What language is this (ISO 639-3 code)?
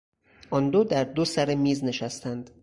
fas